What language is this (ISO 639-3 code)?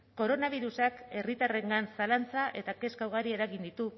eus